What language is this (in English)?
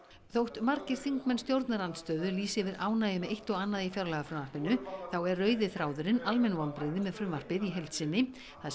Icelandic